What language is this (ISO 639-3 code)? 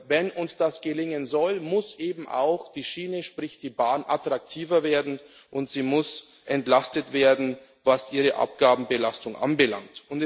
deu